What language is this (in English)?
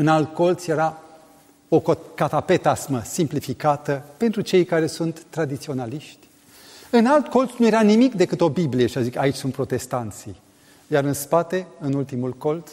Romanian